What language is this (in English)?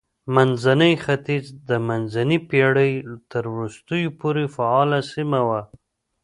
Pashto